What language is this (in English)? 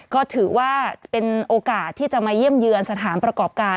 Thai